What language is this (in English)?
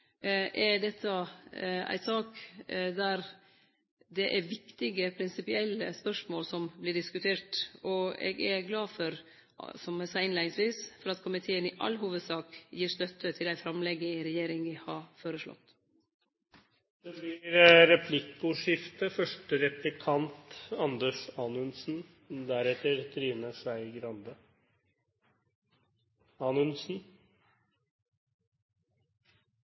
Norwegian